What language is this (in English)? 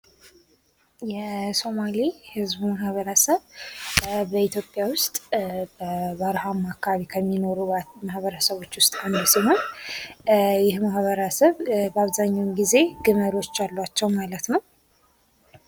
Amharic